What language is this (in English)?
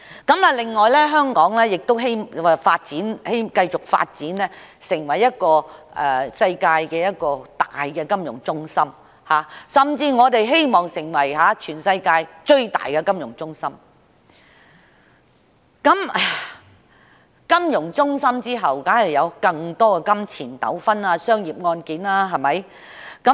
Cantonese